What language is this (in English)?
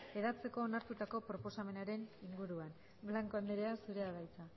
Basque